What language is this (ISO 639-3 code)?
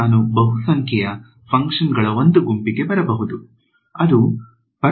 kan